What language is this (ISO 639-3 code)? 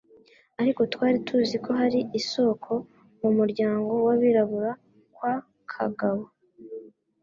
kin